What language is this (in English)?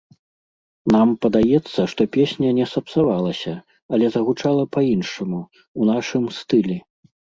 Belarusian